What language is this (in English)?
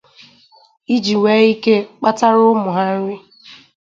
Igbo